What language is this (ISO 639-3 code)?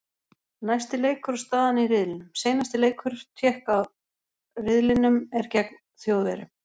isl